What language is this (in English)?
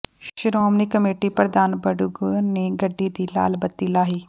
Punjabi